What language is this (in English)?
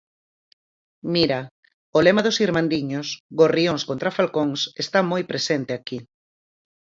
Galician